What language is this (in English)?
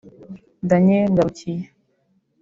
Kinyarwanda